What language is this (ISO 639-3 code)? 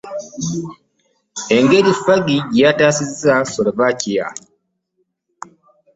lug